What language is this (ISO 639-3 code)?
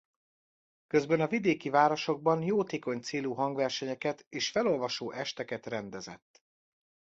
hun